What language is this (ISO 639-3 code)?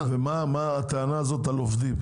heb